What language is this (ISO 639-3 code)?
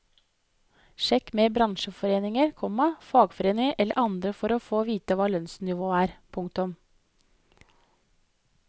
nor